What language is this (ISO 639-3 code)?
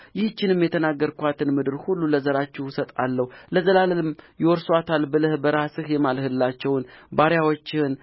amh